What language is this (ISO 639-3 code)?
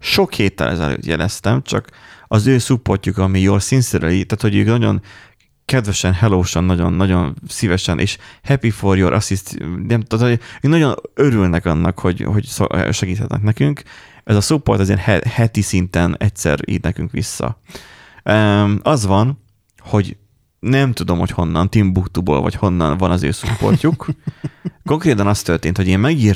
hun